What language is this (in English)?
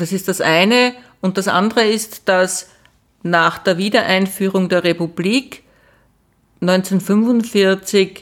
German